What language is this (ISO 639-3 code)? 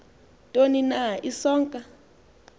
xho